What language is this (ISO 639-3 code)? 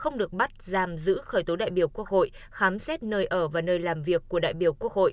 vie